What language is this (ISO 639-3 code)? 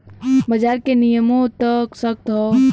bho